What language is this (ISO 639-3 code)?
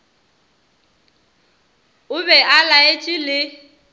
nso